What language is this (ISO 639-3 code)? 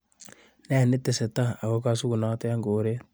kln